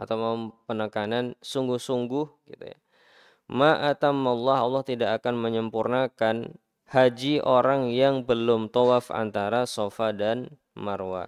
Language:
Indonesian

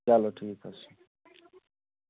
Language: Kashmiri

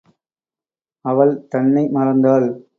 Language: Tamil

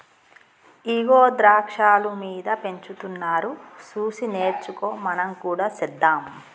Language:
Telugu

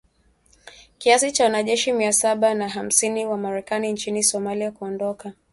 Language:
Swahili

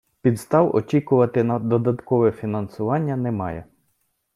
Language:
Ukrainian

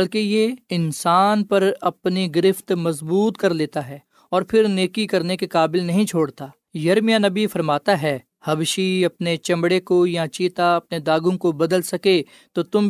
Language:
Urdu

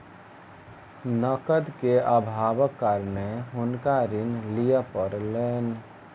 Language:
Maithili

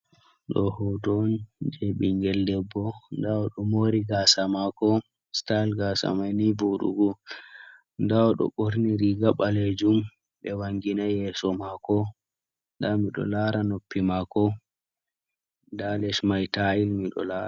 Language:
Fula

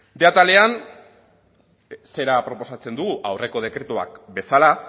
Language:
Basque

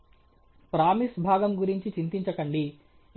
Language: Telugu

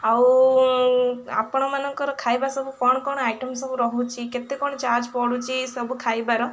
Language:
Odia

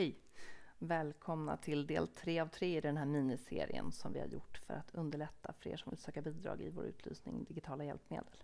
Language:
Swedish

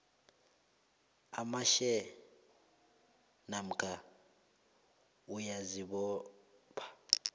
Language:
South Ndebele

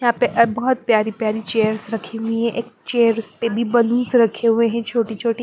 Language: Hindi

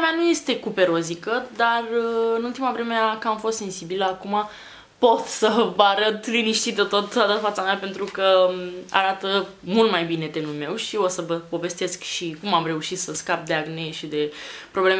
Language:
Romanian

